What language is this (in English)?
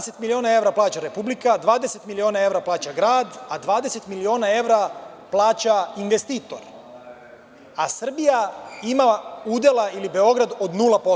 Serbian